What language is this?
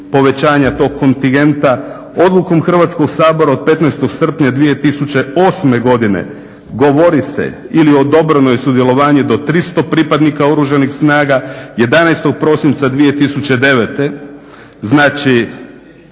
Croatian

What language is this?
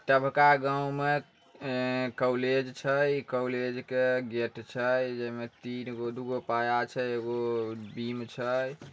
Magahi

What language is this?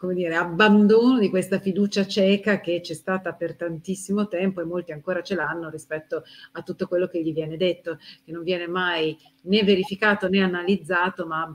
Italian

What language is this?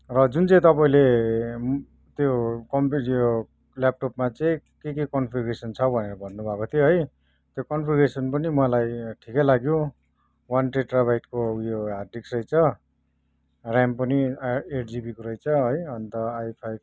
Nepali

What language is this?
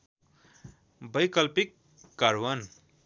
Nepali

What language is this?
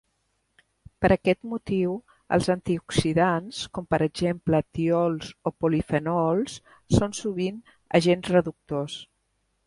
Catalan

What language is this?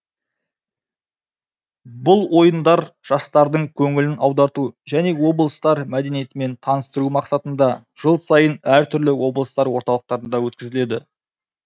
Kazakh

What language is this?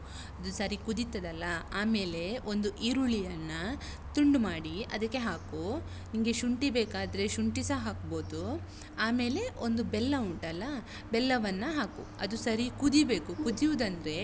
Kannada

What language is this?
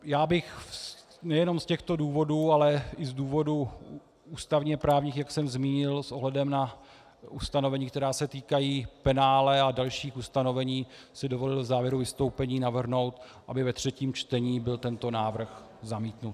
Czech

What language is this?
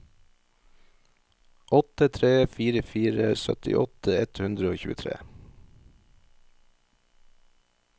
Norwegian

